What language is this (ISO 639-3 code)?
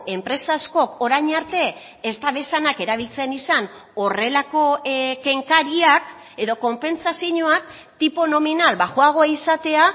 eus